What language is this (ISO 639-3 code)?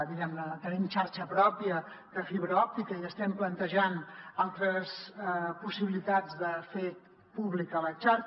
cat